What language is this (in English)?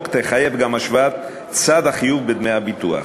Hebrew